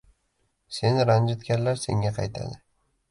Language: Uzbek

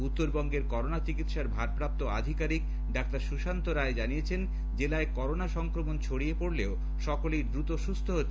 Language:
Bangla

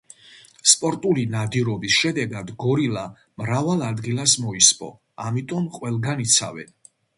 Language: Georgian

